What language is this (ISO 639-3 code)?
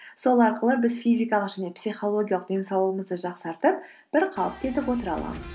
kaz